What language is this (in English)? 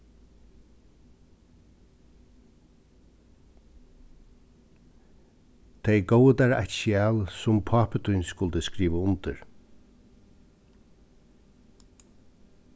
Faroese